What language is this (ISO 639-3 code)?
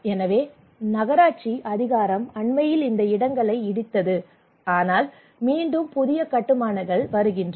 tam